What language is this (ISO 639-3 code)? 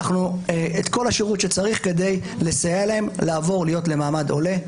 heb